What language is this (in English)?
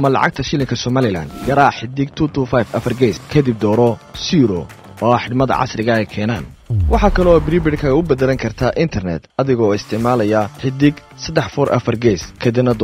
Arabic